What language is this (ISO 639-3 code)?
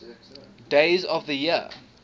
eng